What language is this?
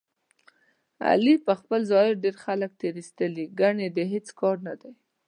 Pashto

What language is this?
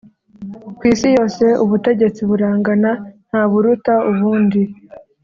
Kinyarwanda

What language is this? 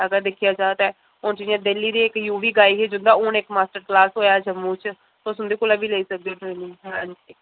Dogri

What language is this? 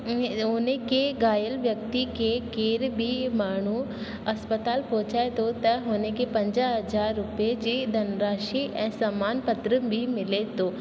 Sindhi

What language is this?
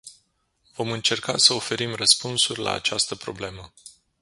Romanian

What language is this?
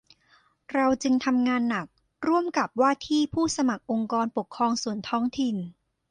Thai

